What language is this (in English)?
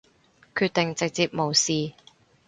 Cantonese